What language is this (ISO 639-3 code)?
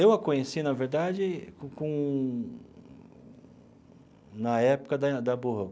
por